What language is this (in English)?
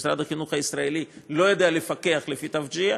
Hebrew